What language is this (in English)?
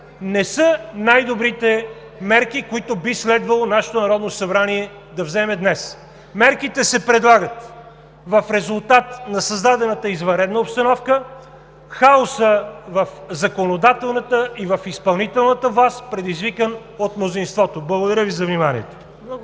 Bulgarian